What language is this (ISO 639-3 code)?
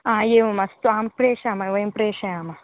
san